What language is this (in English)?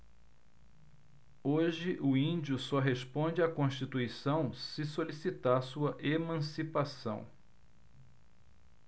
Portuguese